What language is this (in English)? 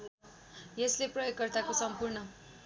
Nepali